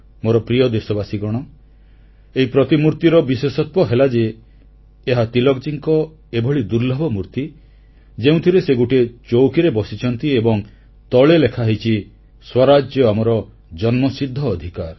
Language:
Odia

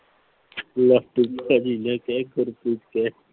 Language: Punjabi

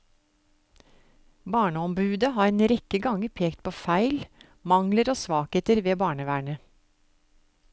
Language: Norwegian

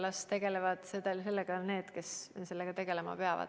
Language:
Estonian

